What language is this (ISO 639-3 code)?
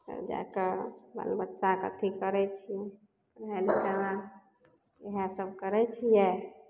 mai